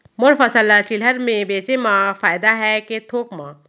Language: Chhattisgarhi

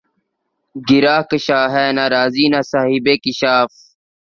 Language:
Urdu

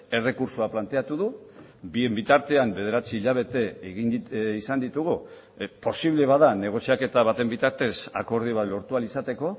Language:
Basque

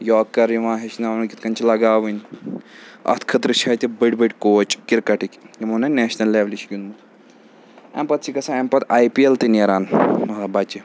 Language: Kashmiri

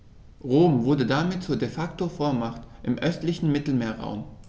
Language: German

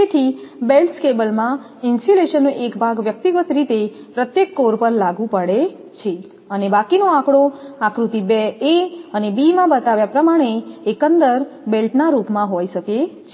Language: Gujarati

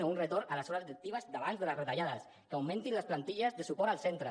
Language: Catalan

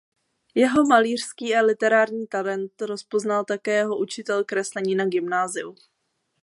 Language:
Czech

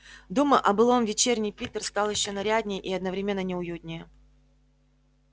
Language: Russian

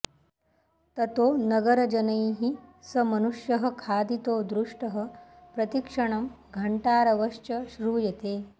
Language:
Sanskrit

